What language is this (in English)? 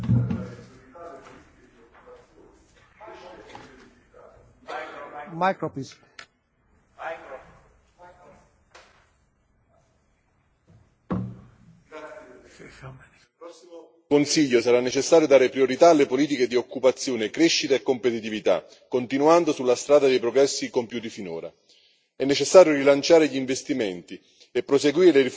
Italian